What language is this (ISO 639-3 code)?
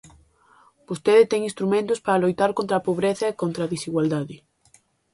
glg